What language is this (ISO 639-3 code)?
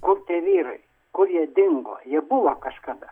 lit